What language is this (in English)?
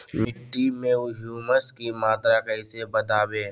Magahi